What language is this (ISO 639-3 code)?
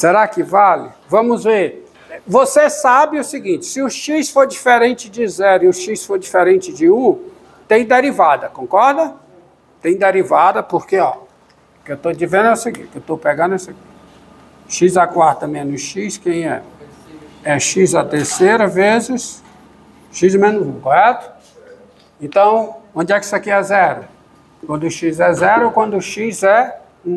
por